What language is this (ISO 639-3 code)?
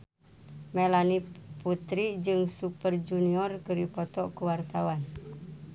sun